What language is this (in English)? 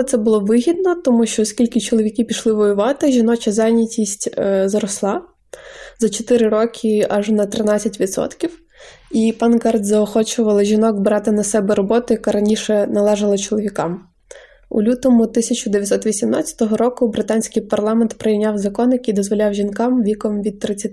Ukrainian